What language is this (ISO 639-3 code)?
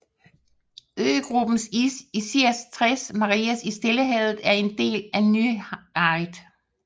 dan